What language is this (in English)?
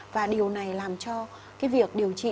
Vietnamese